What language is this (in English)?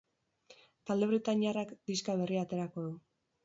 Basque